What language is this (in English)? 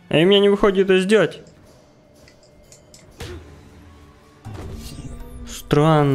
Russian